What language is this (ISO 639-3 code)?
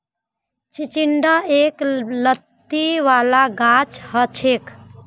mag